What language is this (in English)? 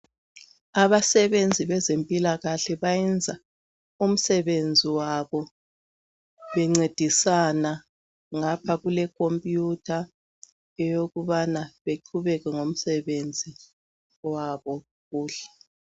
North Ndebele